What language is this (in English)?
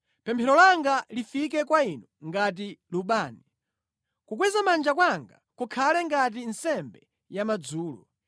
Nyanja